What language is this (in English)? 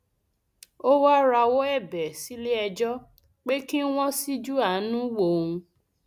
Yoruba